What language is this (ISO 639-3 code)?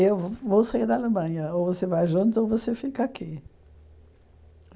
por